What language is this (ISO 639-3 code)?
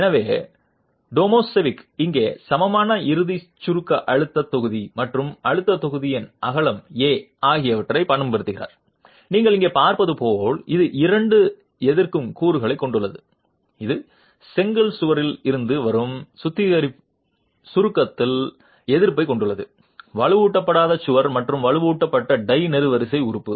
tam